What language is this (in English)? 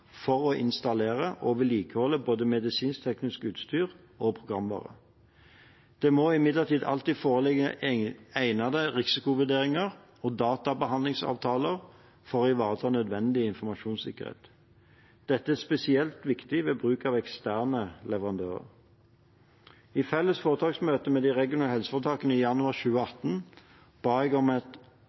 Norwegian Bokmål